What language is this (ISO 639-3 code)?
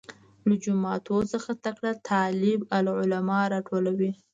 pus